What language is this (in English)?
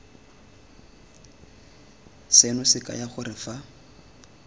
Tswana